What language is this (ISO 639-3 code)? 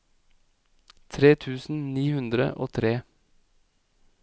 nor